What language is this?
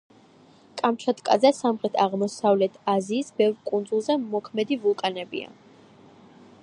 Georgian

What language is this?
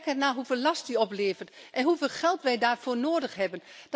Dutch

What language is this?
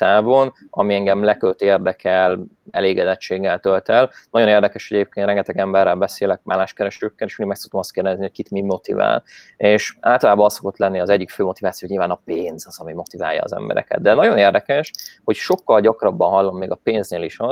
Hungarian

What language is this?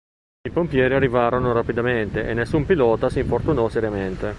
Italian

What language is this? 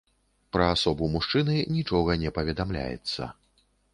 Belarusian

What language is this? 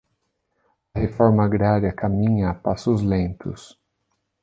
Portuguese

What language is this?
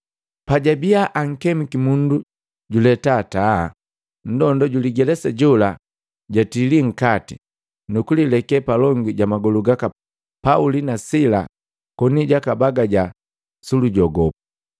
Matengo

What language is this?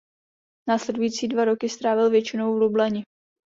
Czech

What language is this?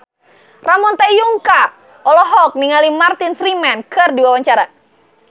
Sundanese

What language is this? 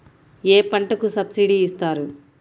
Telugu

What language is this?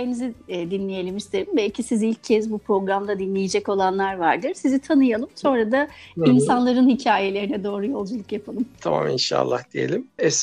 Turkish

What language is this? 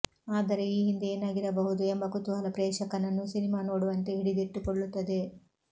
Kannada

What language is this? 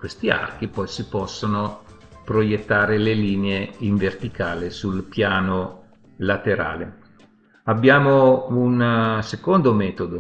Italian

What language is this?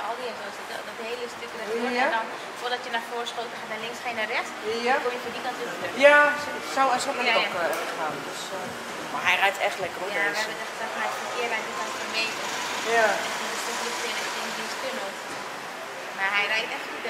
Dutch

